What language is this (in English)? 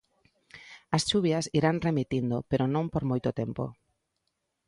Galician